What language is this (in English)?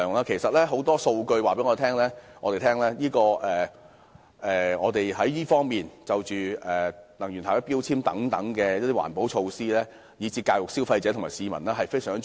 Cantonese